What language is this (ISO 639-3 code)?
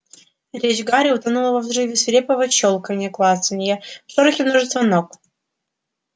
rus